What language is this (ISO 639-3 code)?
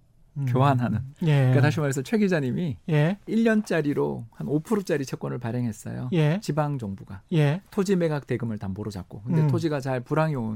kor